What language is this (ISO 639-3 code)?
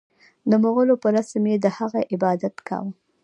pus